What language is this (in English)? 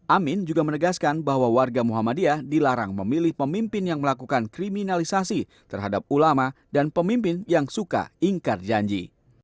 Indonesian